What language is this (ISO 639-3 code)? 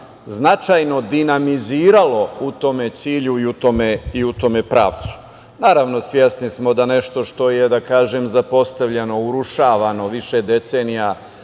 srp